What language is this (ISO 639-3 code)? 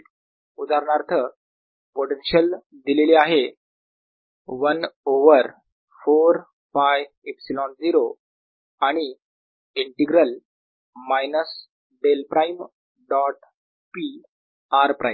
mar